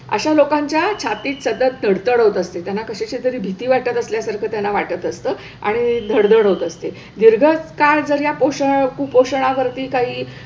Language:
Marathi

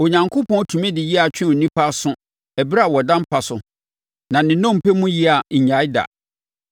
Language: Akan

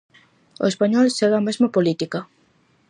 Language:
Galician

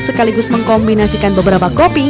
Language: Indonesian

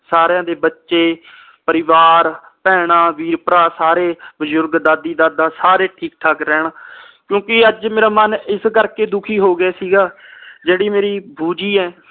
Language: Punjabi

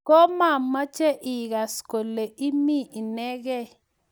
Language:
Kalenjin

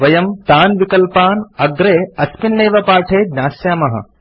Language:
Sanskrit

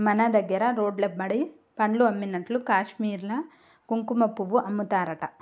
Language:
Telugu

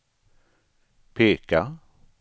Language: Swedish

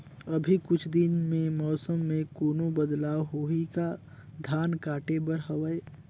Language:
Chhattisgarhi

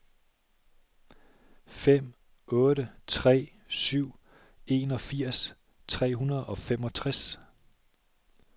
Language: Danish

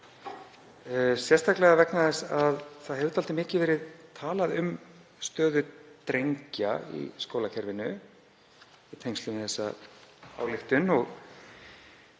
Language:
Icelandic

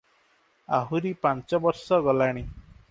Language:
Odia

